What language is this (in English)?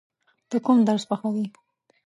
Pashto